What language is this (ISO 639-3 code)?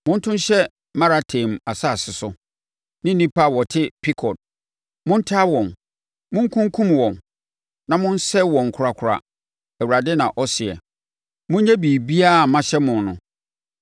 aka